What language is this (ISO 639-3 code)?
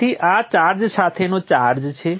guj